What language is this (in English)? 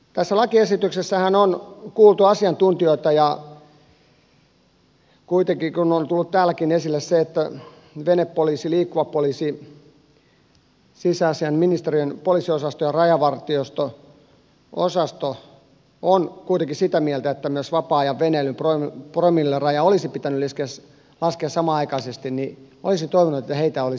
Finnish